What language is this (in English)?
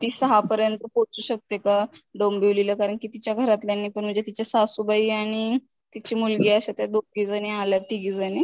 Marathi